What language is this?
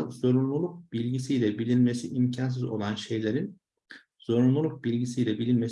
Turkish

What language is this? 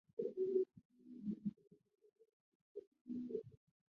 Chinese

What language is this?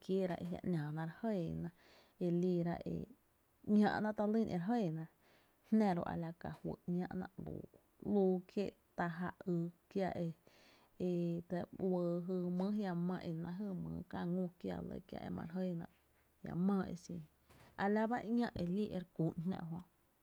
Tepinapa Chinantec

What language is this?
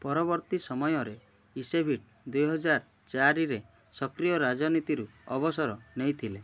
Odia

